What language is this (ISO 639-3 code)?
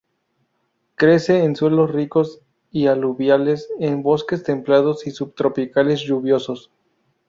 spa